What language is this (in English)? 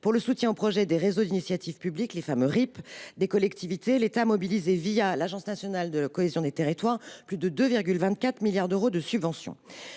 French